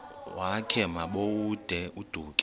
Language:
Xhosa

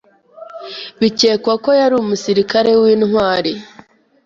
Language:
Kinyarwanda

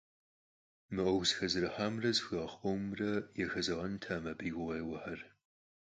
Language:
Kabardian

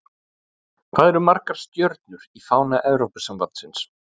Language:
Icelandic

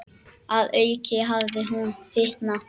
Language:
Icelandic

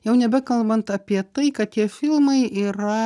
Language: Lithuanian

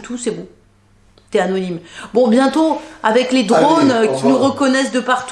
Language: French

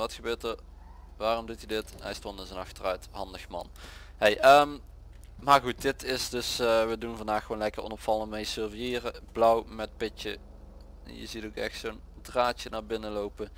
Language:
Dutch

